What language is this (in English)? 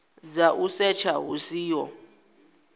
Venda